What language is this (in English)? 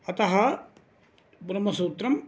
Sanskrit